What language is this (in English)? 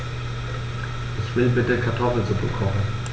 German